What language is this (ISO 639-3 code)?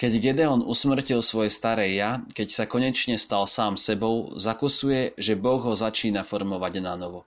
slk